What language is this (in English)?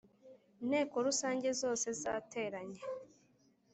Kinyarwanda